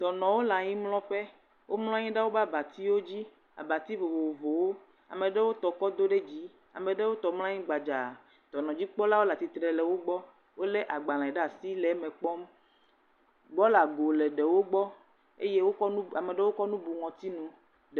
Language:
Ewe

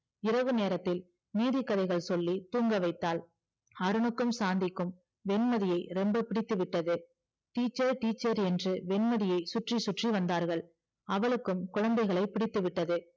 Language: Tamil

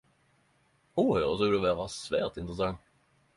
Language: Norwegian Nynorsk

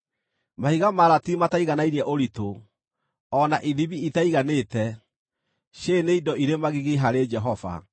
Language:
Kikuyu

